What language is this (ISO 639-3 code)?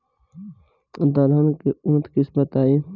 bho